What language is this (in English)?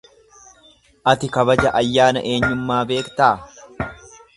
Oromo